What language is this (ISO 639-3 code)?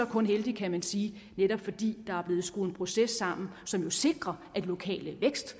dan